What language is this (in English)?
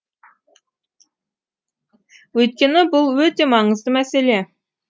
Kazakh